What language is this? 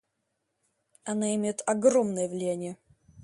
Russian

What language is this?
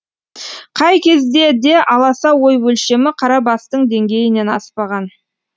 Kazakh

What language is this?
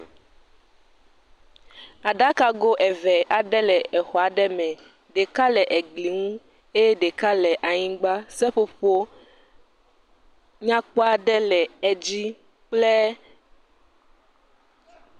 Ewe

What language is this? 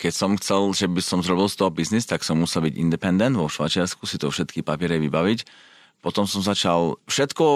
Slovak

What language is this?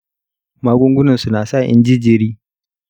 Hausa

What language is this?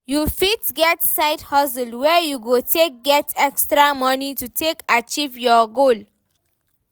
Nigerian Pidgin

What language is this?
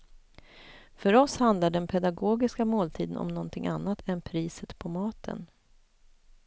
Swedish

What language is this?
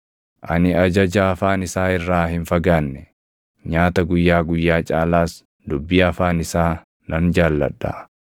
Oromo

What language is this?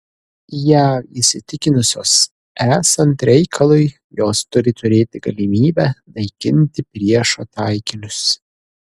Lithuanian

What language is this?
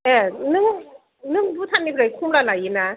Bodo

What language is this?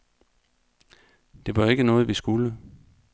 Danish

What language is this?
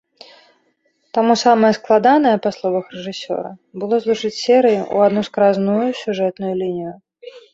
Belarusian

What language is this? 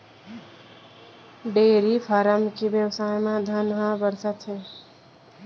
Chhattisgarhi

